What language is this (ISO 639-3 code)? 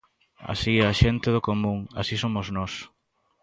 glg